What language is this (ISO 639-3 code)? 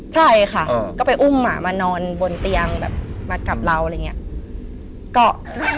tha